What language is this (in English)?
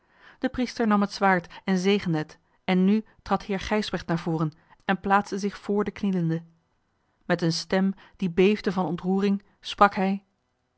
Dutch